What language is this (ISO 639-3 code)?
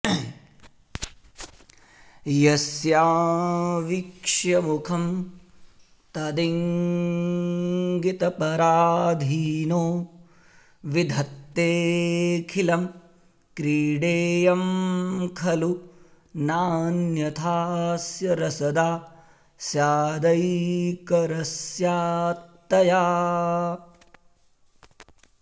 san